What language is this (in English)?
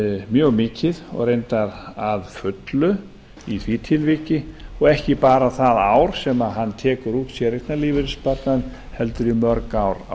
Icelandic